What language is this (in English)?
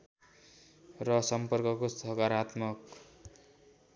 Nepali